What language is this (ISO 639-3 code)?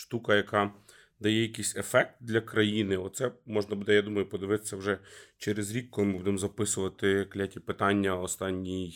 ukr